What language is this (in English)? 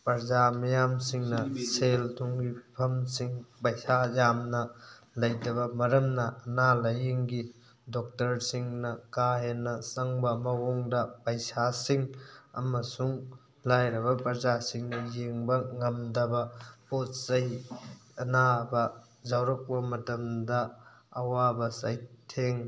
Manipuri